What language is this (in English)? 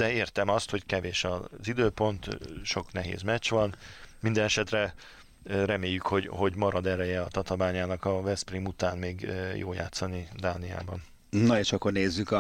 Hungarian